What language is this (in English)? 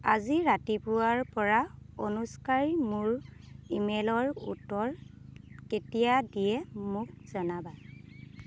Assamese